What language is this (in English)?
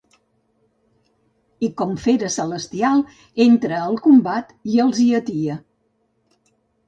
Catalan